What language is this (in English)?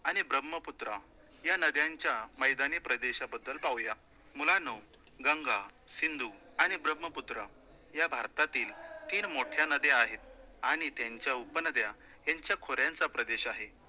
Marathi